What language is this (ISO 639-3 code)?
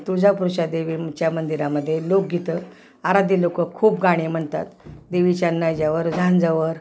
mar